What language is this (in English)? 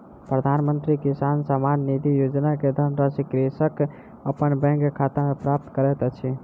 Maithili